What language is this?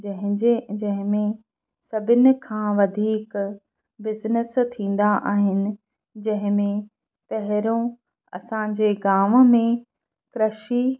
Sindhi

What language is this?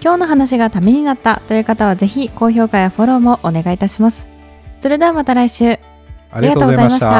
Japanese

